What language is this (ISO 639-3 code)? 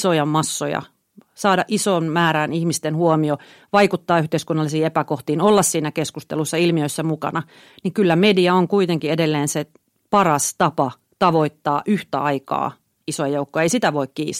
fin